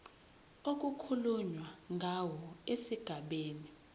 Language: Zulu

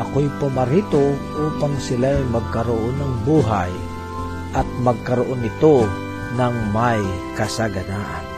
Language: Filipino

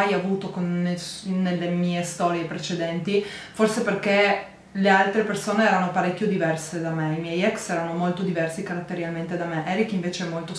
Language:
Italian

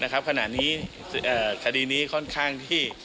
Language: Thai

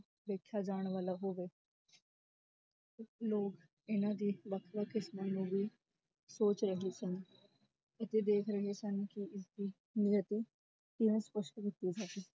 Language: Punjabi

